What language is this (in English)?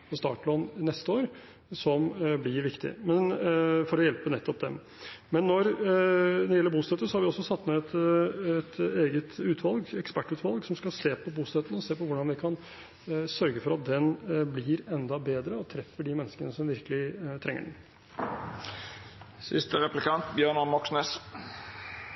Norwegian Bokmål